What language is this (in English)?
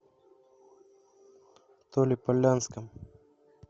Russian